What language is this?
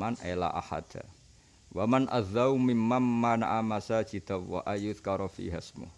Indonesian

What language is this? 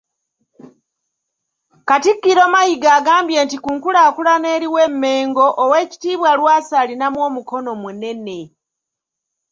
Ganda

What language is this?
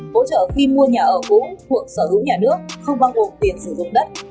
Vietnamese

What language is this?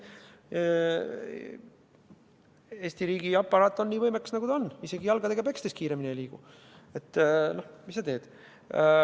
Estonian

